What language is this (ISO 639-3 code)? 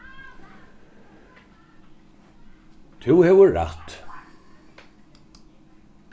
fao